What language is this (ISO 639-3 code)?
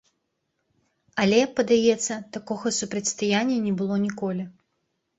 bel